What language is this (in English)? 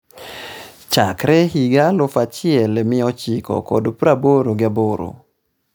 Luo (Kenya and Tanzania)